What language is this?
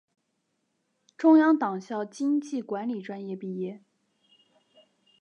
Chinese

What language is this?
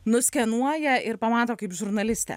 Lithuanian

